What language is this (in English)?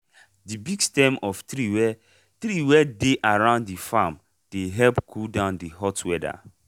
Nigerian Pidgin